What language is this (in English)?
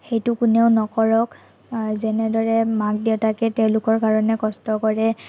Assamese